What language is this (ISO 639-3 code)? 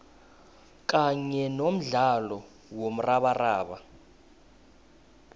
nbl